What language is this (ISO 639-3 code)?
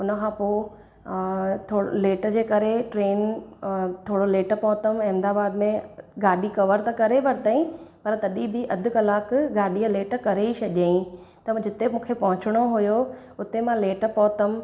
snd